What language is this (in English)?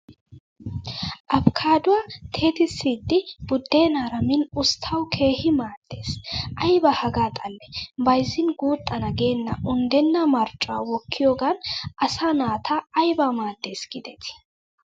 Wolaytta